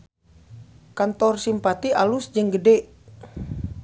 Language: Sundanese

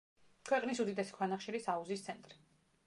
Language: Georgian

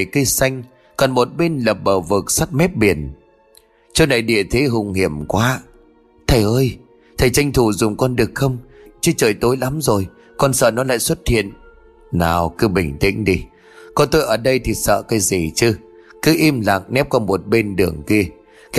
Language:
Vietnamese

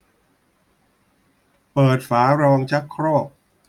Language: Thai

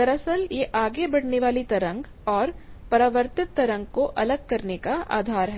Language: Hindi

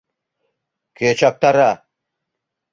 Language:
Mari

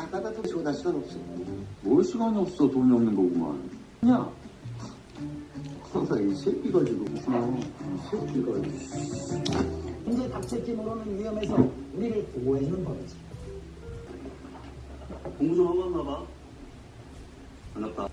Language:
Korean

